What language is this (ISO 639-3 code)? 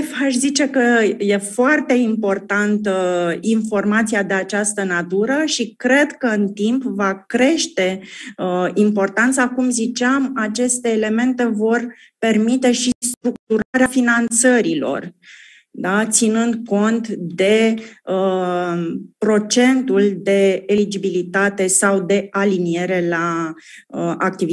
ron